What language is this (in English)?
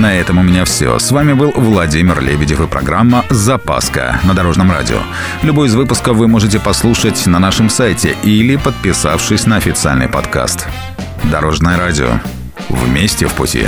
Russian